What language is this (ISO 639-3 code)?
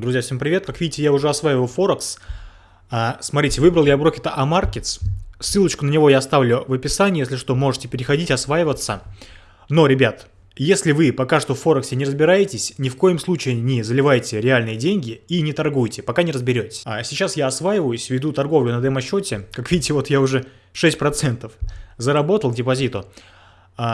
rus